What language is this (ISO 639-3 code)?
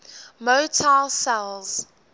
eng